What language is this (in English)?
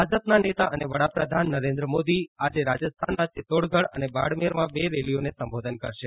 Gujarati